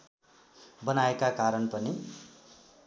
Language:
Nepali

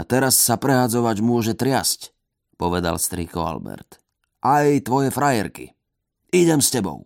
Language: Slovak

